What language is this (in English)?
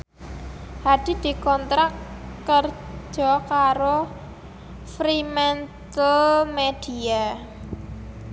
Javanese